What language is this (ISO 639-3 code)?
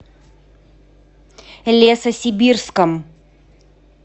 rus